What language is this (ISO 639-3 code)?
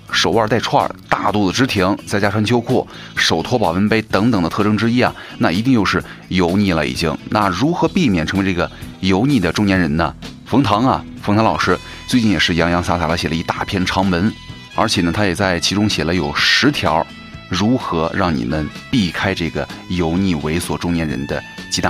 zho